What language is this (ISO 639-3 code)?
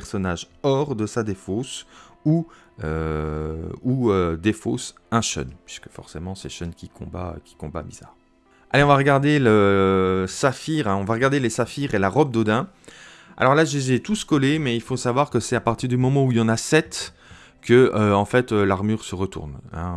fra